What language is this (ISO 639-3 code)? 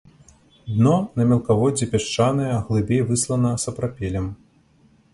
bel